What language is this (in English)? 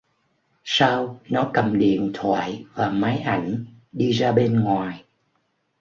Vietnamese